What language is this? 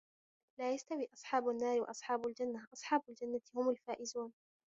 Arabic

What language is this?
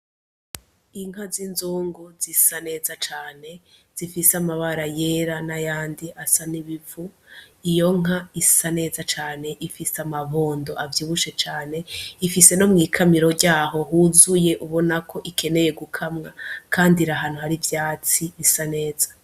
Rundi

